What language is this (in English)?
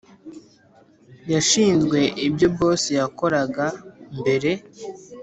Kinyarwanda